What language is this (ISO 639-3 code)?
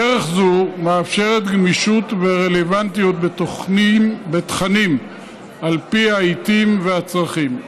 heb